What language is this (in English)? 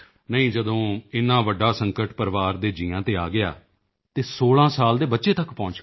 Punjabi